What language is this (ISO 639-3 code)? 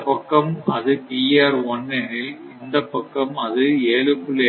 tam